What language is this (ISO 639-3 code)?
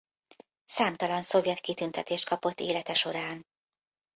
hun